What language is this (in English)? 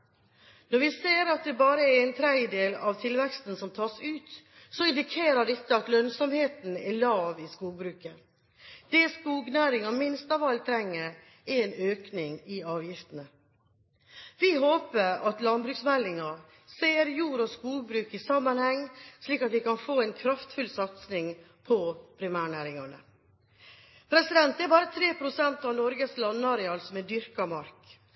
Norwegian Bokmål